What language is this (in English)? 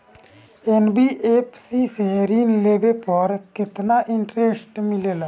Bhojpuri